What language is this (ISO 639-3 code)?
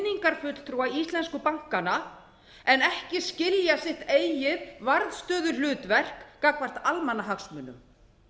isl